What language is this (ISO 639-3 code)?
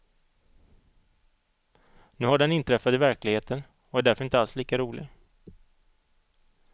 swe